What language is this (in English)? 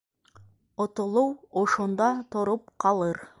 Bashkir